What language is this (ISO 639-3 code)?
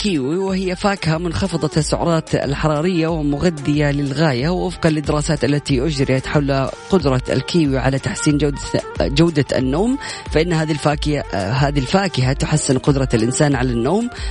ara